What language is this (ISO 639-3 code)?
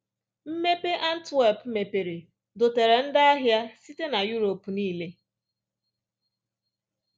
ibo